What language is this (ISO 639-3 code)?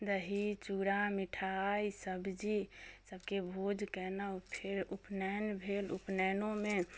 mai